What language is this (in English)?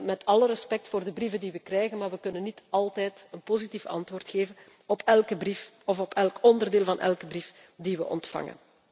Dutch